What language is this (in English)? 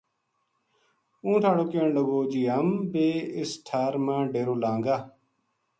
Gujari